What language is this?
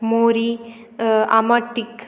Konkani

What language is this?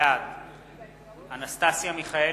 Hebrew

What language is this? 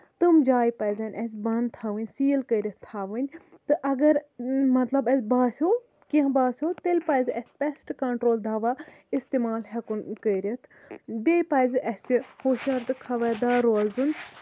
Kashmiri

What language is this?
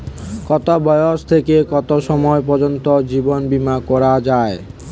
Bangla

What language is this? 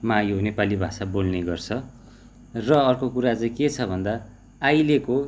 Nepali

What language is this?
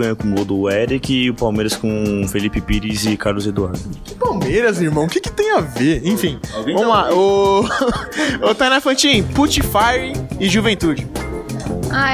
Portuguese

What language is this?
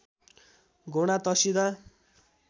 Nepali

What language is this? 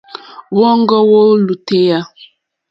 Mokpwe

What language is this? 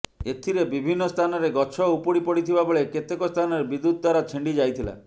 Odia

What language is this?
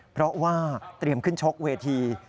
Thai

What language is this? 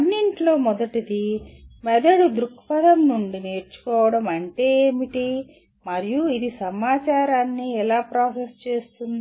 Telugu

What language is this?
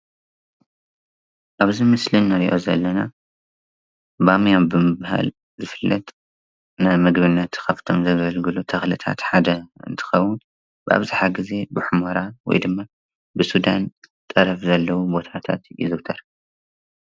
Tigrinya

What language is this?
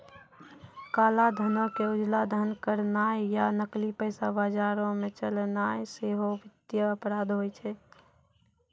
Maithili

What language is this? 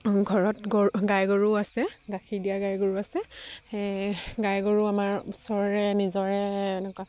Assamese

